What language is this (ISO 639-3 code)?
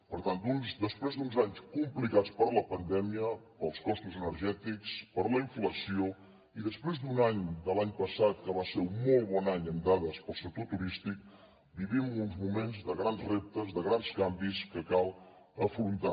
cat